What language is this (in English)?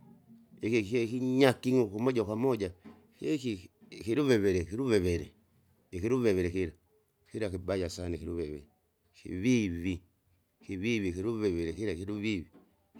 Kinga